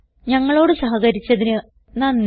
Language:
Malayalam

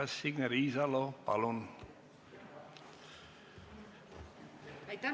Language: Estonian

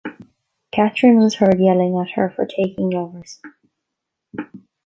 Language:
English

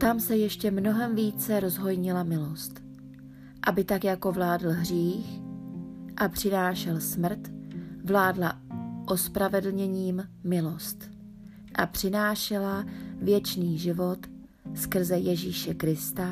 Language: Czech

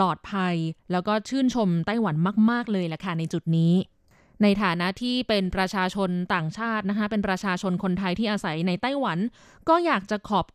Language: Thai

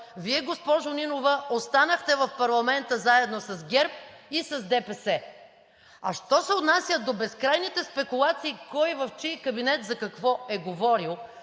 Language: Bulgarian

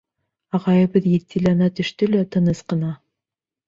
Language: Bashkir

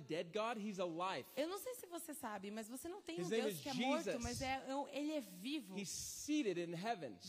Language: Portuguese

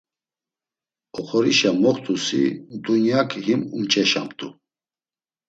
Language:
Laz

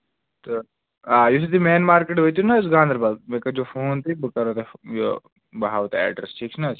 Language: Kashmiri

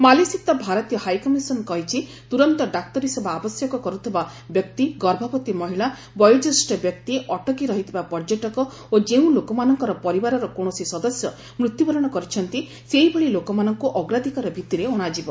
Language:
Odia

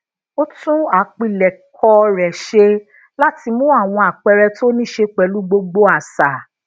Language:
Yoruba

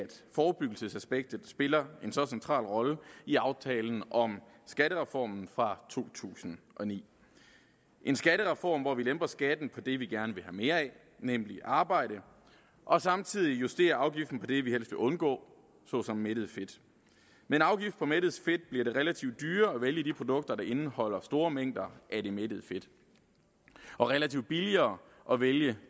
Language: Danish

